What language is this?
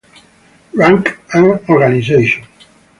English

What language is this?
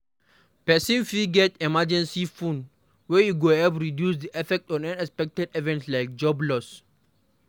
Nigerian Pidgin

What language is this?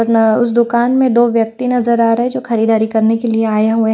Hindi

